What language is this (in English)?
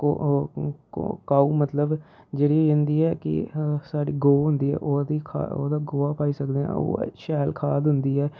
Dogri